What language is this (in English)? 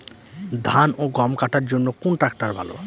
Bangla